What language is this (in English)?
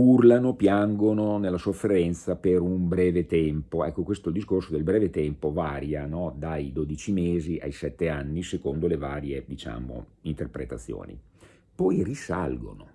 Italian